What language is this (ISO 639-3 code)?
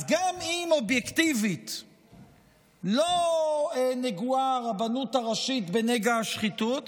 heb